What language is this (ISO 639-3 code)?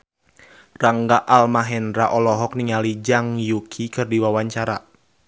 sun